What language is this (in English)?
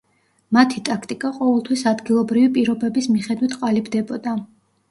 Georgian